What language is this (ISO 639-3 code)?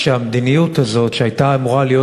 heb